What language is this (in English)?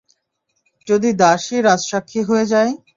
Bangla